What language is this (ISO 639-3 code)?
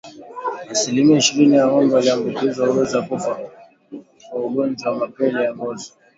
swa